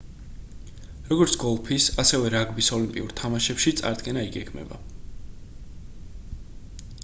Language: Georgian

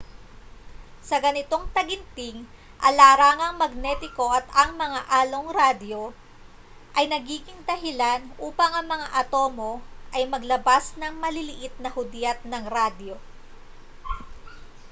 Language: Filipino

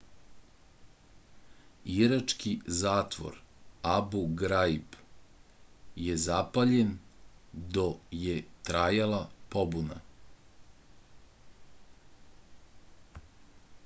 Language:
Serbian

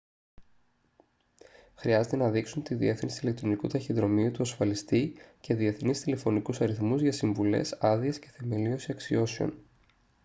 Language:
Greek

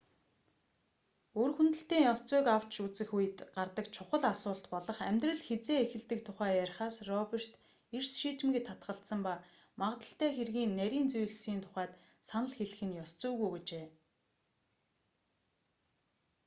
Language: Mongolian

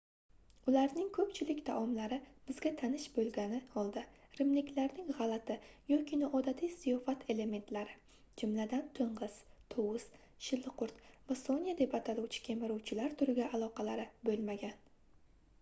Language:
Uzbek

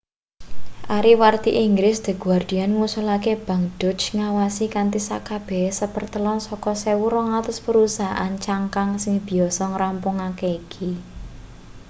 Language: Javanese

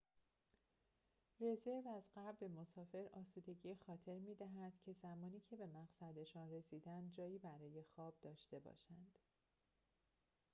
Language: Persian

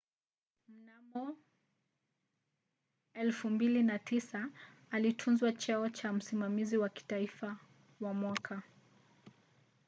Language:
Swahili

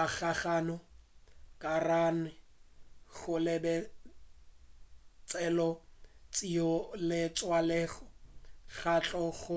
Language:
Northern Sotho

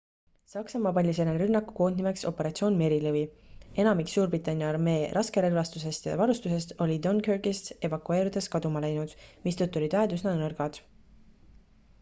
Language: Estonian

